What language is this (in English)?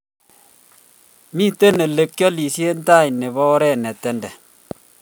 Kalenjin